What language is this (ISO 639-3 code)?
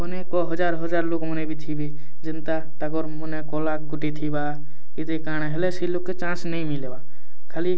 ori